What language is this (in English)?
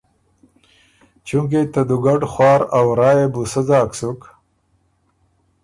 Ormuri